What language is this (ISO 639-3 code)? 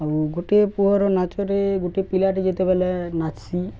ori